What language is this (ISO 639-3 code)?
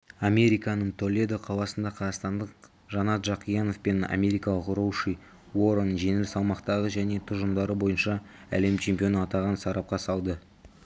kaz